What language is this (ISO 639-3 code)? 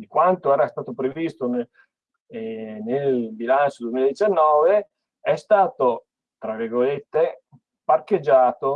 ita